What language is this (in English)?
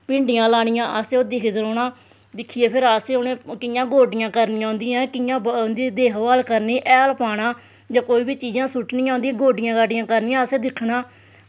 Dogri